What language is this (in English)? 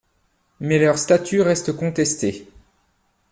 French